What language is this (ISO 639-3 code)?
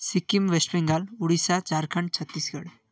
nep